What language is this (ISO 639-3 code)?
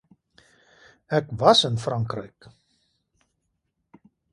afr